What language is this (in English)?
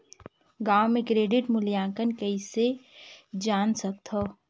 Chhattisgarhi